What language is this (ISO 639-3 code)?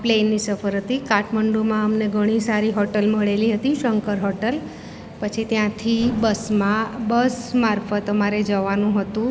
guj